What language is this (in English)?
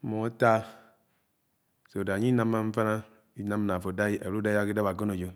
Anaang